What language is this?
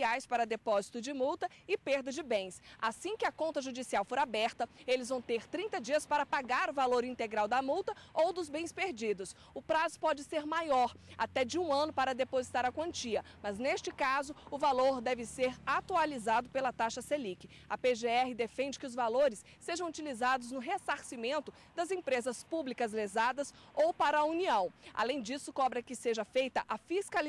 Portuguese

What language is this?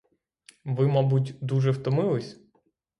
Ukrainian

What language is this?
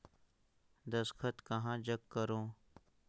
Chhattisgarhi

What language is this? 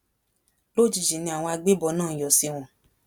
Yoruba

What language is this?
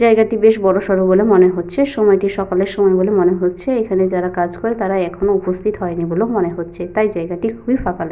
Bangla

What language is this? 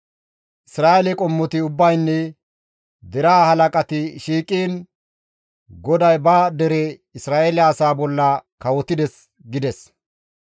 Gamo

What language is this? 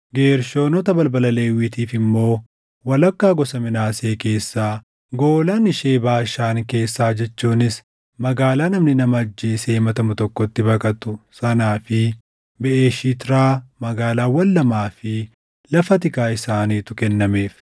Oromo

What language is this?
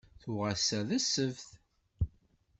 Kabyle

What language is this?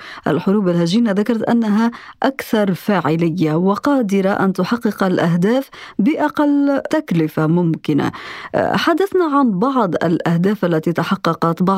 Arabic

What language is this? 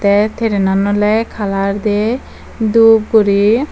Chakma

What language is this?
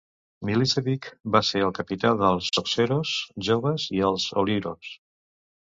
Catalan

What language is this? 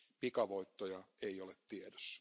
Finnish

